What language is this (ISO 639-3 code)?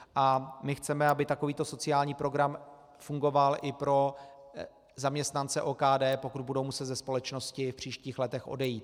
ces